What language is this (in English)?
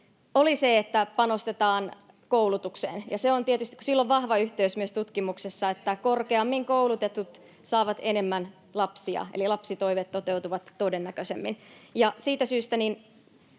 Finnish